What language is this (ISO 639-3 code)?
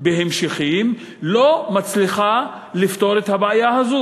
heb